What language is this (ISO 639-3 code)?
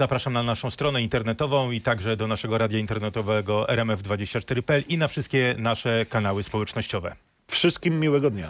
pol